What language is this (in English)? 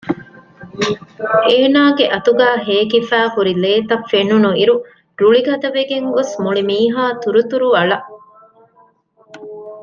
Divehi